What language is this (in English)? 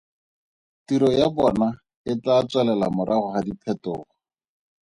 Tswana